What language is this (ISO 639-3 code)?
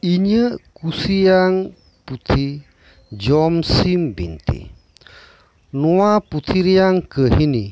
sat